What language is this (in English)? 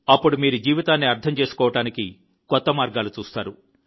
Telugu